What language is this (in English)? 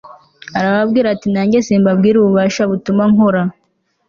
Kinyarwanda